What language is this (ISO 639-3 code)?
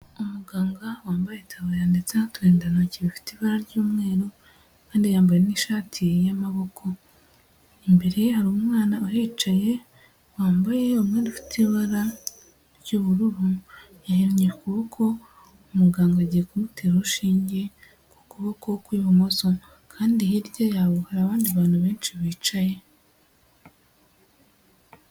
kin